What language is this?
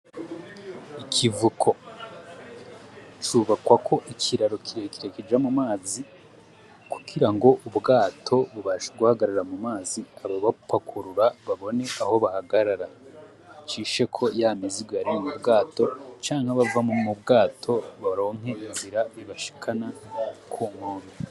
Rundi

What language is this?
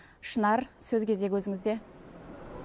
Kazakh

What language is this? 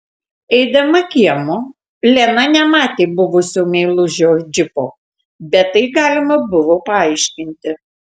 Lithuanian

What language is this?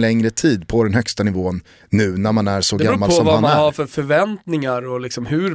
Swedish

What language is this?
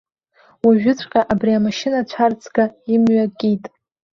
Abkhazian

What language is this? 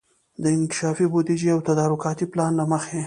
Pashto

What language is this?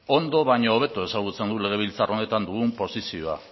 Basque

